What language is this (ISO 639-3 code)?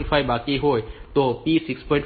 guj